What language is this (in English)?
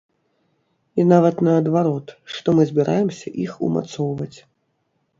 Belarusian